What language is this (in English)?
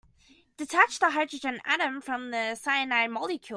English